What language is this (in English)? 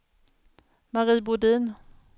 Swedish